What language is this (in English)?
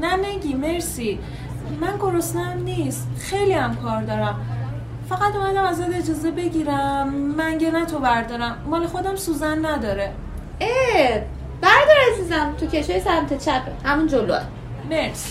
Persian